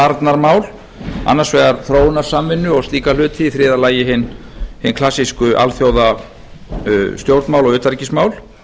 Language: Icelandic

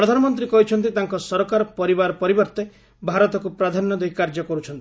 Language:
Odia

